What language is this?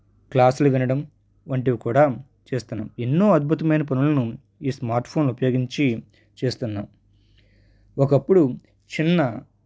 Telugu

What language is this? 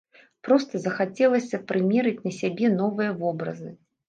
Belarusian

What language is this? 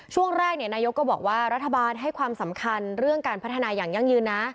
Thai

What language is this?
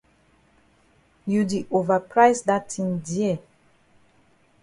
Cameroon Pidgin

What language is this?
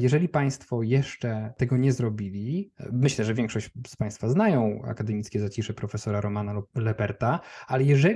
Polish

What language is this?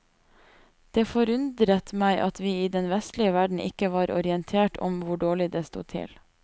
Norwegian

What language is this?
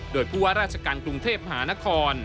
Thai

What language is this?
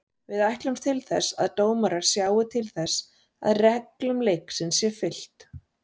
Icelandic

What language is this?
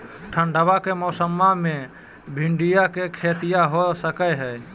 Magahi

